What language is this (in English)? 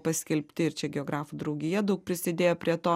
Lithuanian